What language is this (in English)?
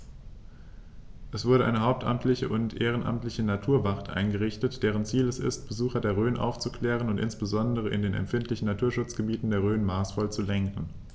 German